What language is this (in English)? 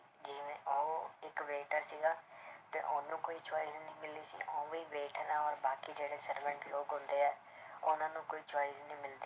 Punjabi